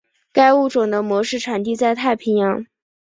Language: Chinese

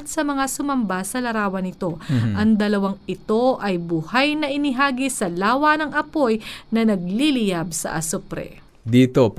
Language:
Filipino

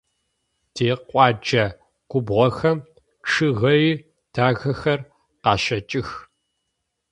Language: Adyghe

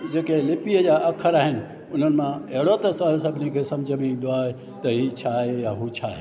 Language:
Sindhi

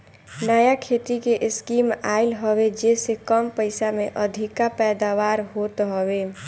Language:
Bhojpuri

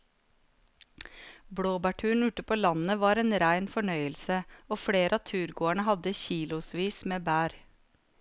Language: Norwegian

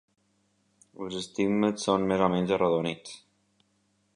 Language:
Catalan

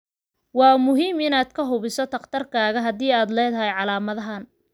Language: Somali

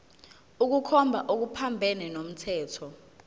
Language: Zulu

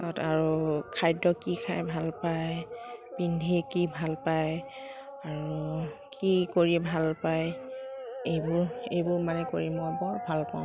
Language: Assamese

